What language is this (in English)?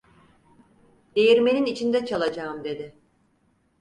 Turkish